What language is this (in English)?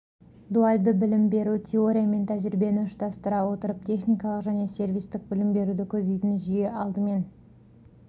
Kazakh